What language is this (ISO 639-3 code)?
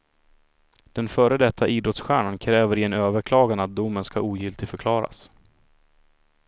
swe